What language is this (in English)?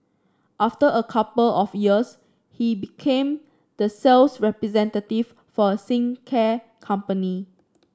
English